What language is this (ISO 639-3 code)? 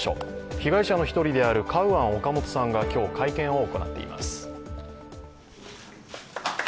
jpn